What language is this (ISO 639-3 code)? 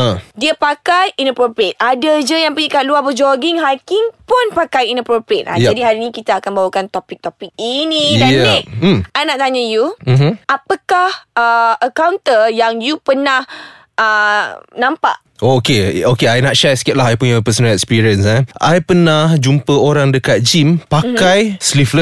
msa